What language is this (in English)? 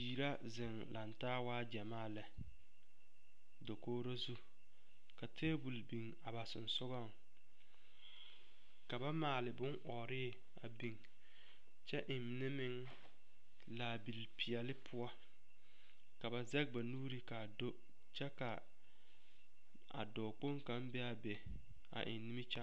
Southern Dagaare